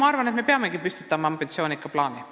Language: Estonian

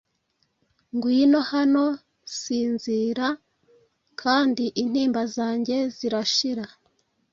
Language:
Kinyarwanda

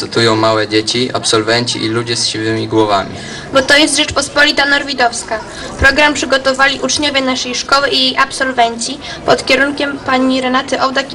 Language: Polish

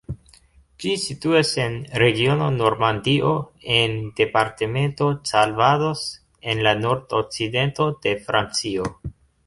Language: Esperanto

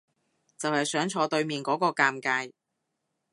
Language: Cantonese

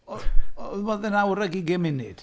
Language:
Welsh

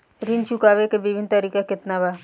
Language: Bhojpuri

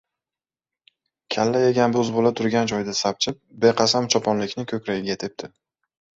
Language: Uzbek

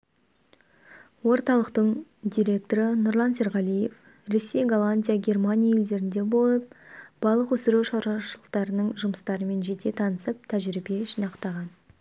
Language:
Kazakh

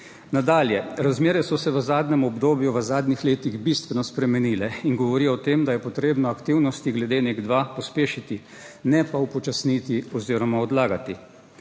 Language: Slovenian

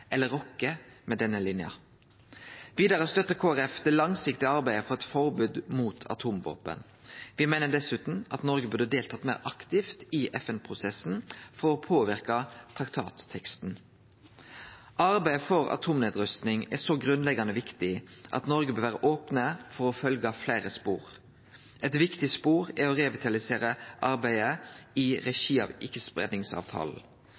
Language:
Norwegian Nynorsk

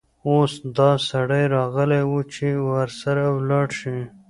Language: Pashto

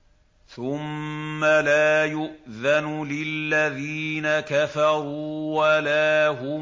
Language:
Arabic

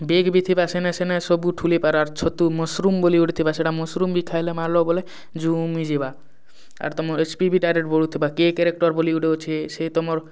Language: Odia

